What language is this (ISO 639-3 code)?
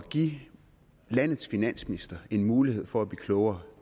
dan